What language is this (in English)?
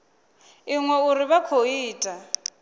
Venda